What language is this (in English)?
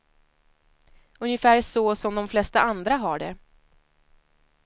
Swedish